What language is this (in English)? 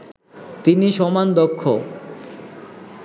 Bangla